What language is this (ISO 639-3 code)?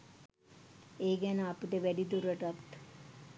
sin